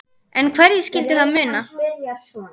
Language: Icelandic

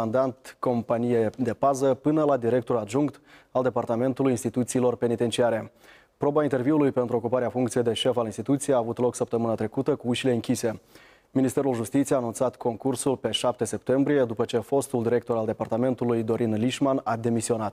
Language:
Romanian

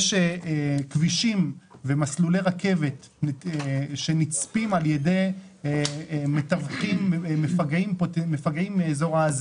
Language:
Hebrew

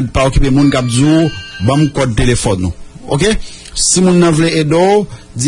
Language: French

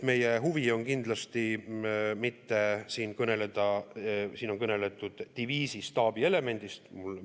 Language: Estonian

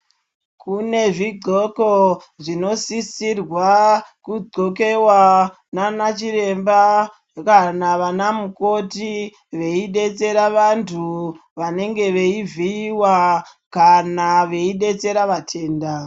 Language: Ndau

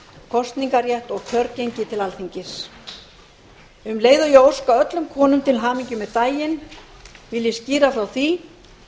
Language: Icelandic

